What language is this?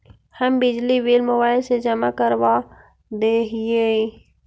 Magahi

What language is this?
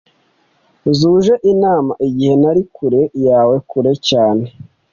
Kinyarwanda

